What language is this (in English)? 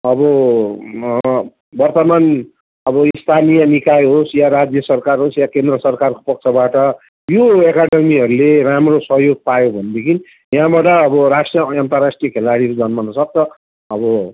Nepali